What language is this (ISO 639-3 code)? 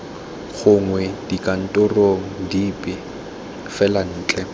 tsn